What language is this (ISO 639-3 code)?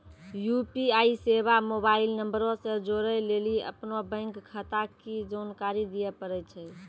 mai